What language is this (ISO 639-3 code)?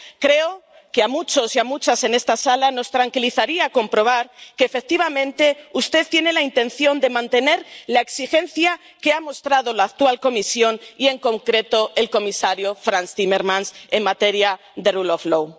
spa